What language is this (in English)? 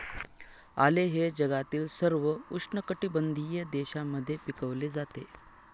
Marathi